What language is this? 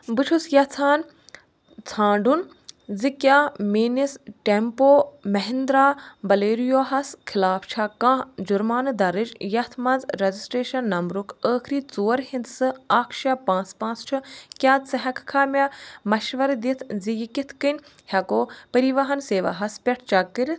Kashmiri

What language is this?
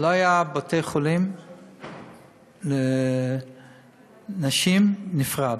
Hebrew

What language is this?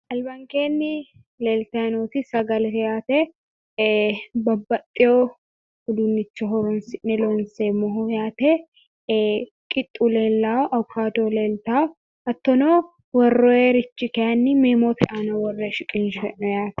Sidamo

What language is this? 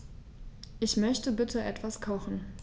German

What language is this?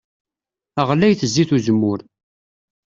Kabyle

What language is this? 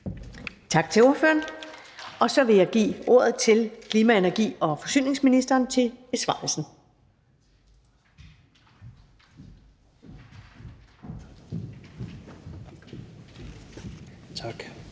Danish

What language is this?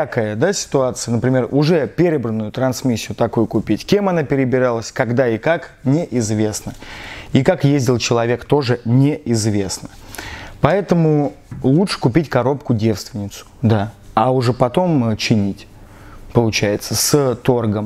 Russian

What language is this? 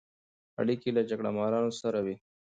Pashto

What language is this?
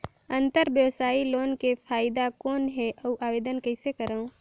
Chhattisgarhi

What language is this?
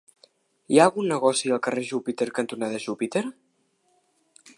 Catalan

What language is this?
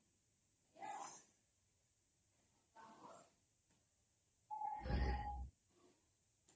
Odia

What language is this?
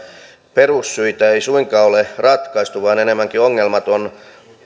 Finnish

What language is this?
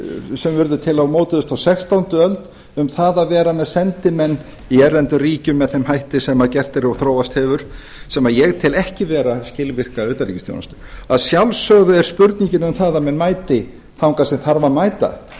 Icelandic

